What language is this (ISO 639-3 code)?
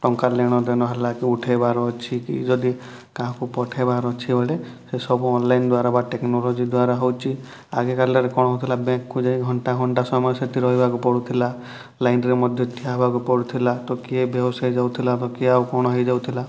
ori